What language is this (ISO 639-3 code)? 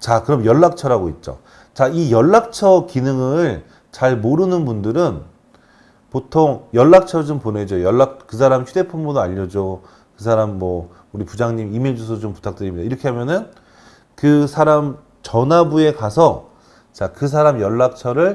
kor